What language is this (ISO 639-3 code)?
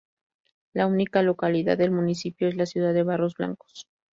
spa